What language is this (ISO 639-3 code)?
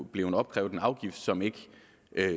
dan